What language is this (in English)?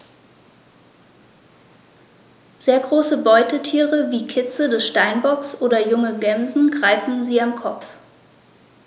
German